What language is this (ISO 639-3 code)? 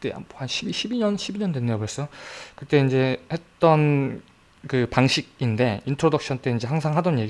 kor